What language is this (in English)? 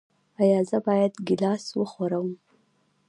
Pashto